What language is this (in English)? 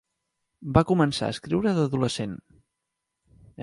Catalan